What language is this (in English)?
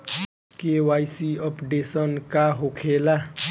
Bhojpuri